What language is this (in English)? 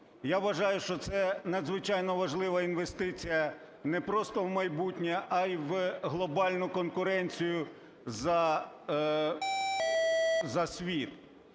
Ukrainian